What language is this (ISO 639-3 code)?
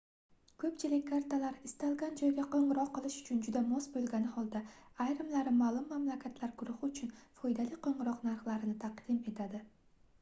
uzb